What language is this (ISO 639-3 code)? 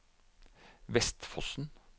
nor